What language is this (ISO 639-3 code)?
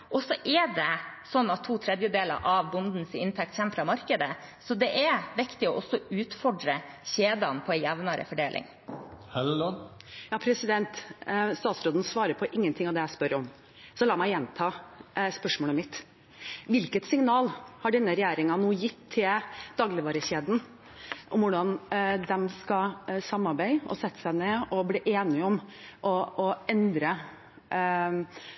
nor